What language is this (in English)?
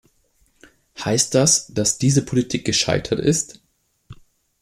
German